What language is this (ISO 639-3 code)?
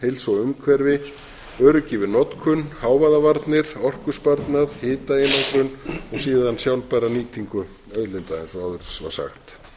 isl